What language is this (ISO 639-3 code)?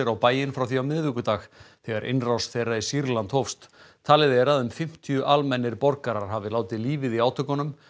isl